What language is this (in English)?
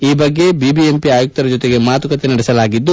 Kannada